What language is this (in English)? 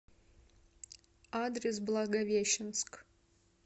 Russian